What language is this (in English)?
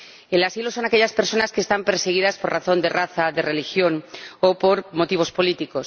Spanish